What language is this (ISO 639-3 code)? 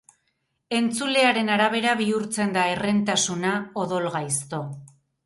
eus